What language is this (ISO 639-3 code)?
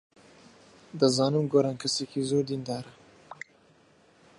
ckb